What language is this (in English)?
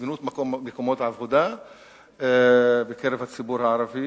Hebrew